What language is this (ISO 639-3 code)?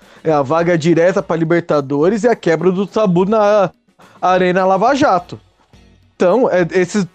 por